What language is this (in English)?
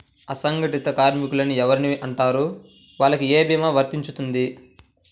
Telugu